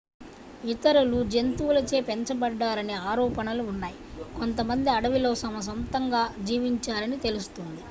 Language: Telugu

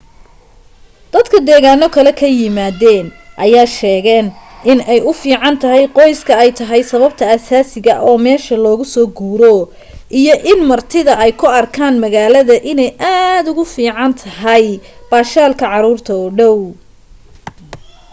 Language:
Somali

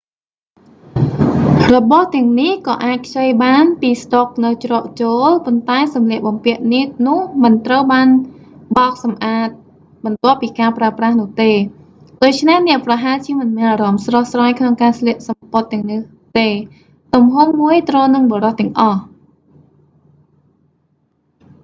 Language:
Khmer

